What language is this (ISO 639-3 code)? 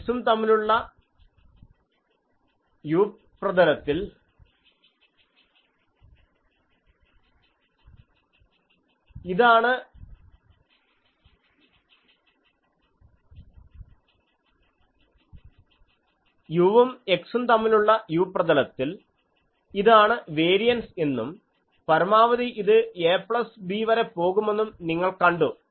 mal